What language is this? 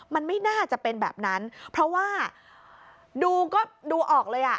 Thai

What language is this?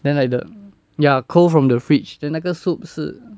English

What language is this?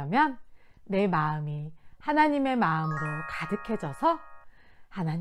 Korean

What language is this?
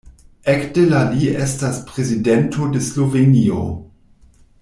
Esperanto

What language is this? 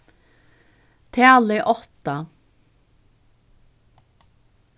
Faroese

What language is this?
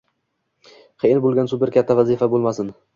Uzbek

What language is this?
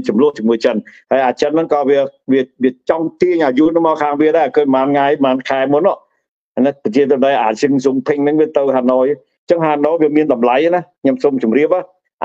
Thai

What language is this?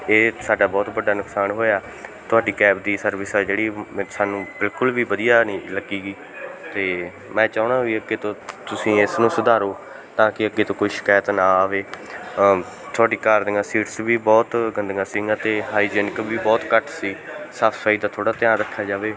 Punjabi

